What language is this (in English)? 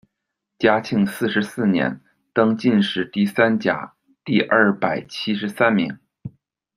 Chinese